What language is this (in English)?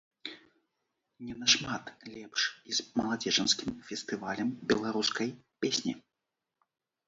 Belarusian